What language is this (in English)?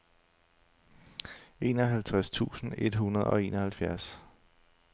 Danish